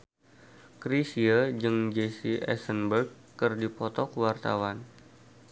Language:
Sundanese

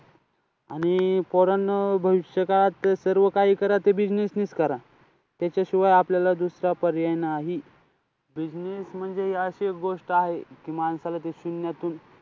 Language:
Marathi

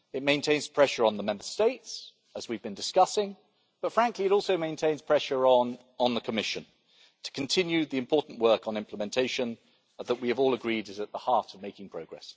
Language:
English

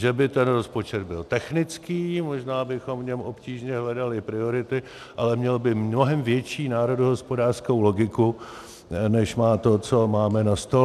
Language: Czech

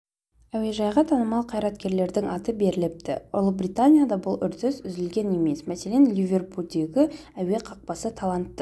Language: Kazakh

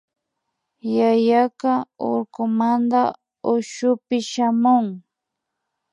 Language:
Imbabura Highland Quichua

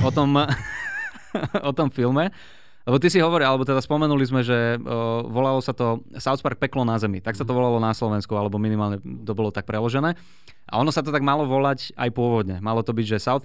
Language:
Slovak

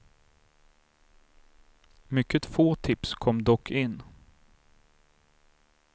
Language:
Swedish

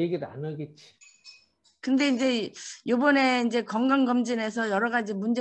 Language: Korean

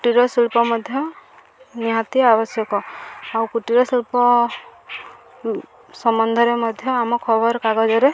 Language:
Odia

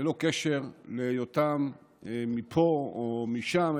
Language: Hebrew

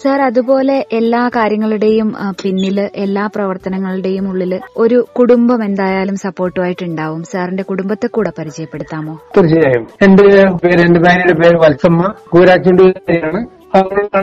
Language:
Malayalam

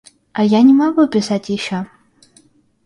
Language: Russian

